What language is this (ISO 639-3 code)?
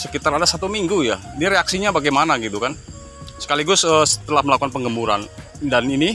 ind